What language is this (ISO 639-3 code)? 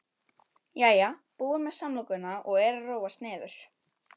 isl